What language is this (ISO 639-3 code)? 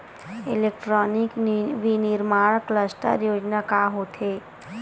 hne